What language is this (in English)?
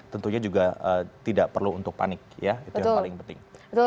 Indonesian